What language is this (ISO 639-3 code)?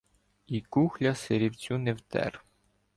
ukr